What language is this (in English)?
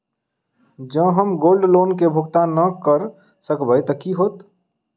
Maithili